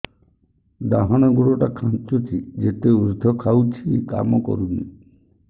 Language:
Odia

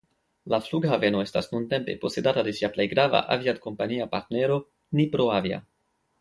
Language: Esperanto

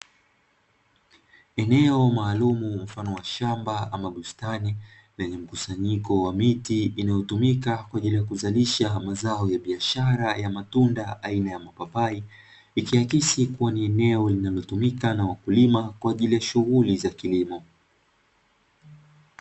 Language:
Swahili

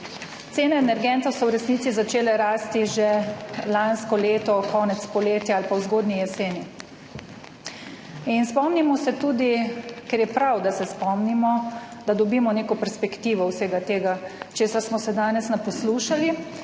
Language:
Slovenian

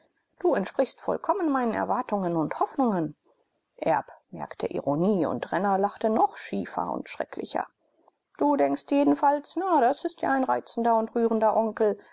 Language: German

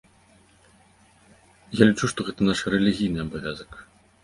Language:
Belarusian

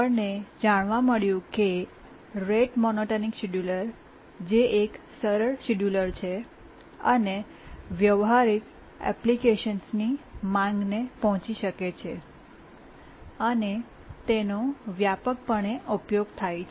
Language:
Gujarati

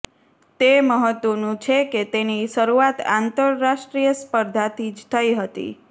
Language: Gujarati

